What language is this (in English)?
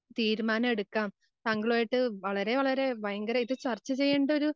Malayalam